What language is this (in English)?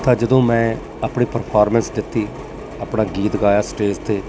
Punjabi